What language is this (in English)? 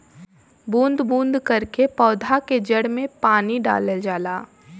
Bhojpuri